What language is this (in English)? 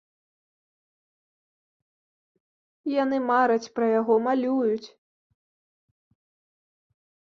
Belarusian